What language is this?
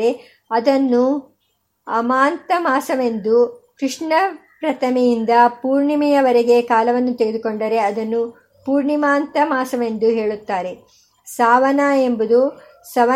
Kannada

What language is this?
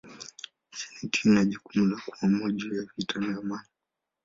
Swahili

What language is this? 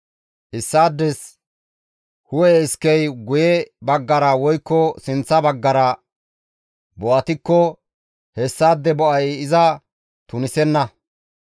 Gamo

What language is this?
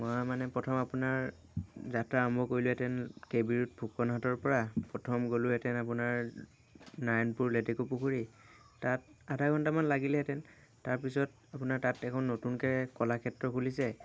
Assamese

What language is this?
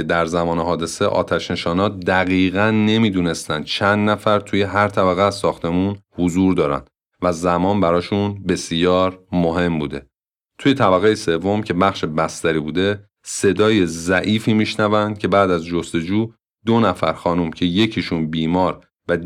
Persian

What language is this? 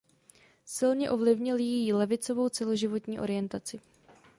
Czech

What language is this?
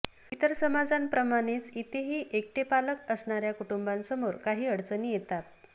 Marathi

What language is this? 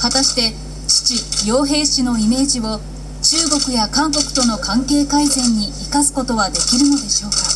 Japanese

